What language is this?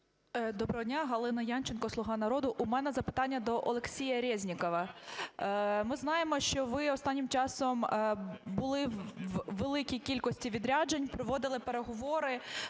Ukrainian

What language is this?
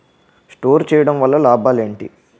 Telugu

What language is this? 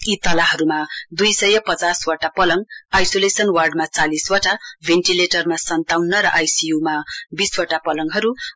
Nepali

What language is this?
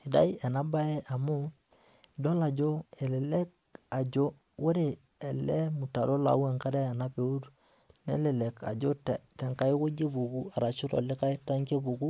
Masai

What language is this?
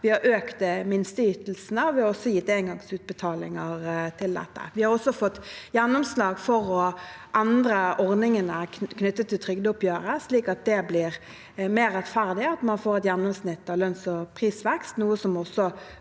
Norwegian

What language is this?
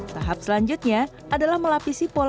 Indonesian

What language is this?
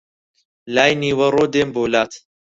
Central Kurdish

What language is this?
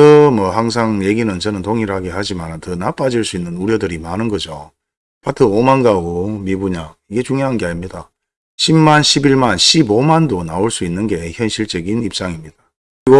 Korean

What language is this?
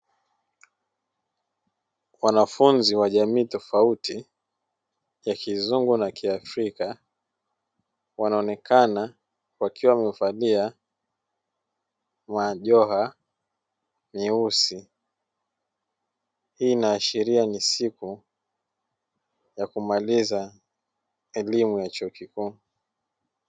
Swahili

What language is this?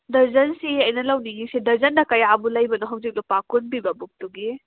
Manipuri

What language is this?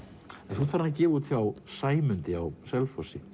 Icelandic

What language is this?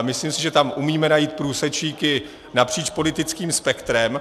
Czech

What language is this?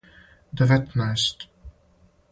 Serbian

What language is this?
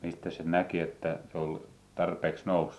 Finnish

